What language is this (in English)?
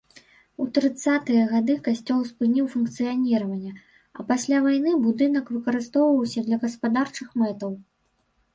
Belarusian